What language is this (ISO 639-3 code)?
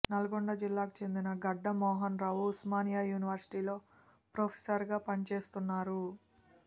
tel